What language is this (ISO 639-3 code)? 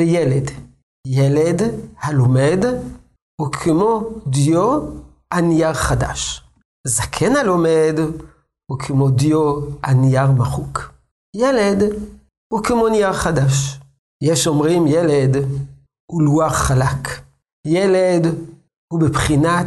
heb